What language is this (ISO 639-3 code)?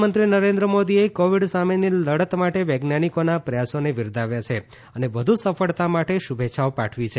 guj